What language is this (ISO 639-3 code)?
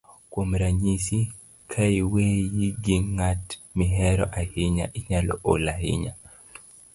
luo